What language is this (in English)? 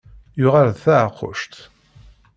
Kabyle